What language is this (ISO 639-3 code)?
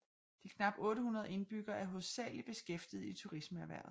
dan